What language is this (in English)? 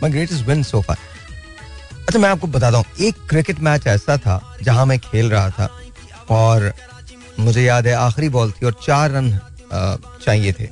Hindi